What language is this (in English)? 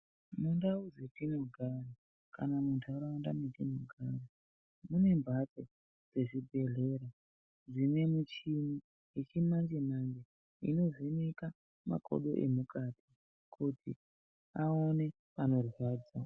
Ndau